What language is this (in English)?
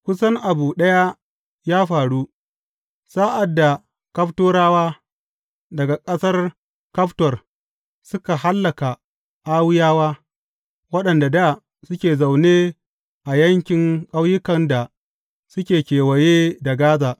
Hausa